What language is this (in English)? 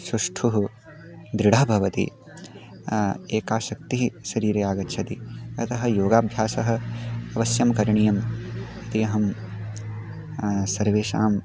Sanskrit